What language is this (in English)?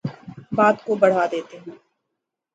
Urdu